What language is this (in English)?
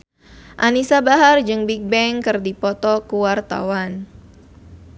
Sundanese